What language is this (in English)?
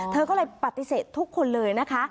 Thai